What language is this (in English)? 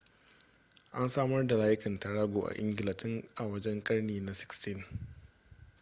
Hausa